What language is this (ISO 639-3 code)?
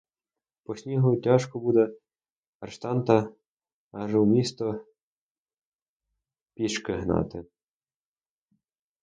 ukr